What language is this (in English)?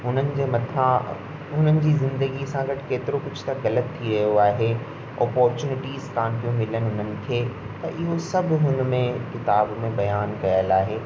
Sindhi